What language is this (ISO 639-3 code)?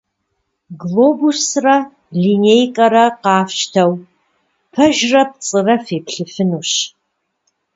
kbd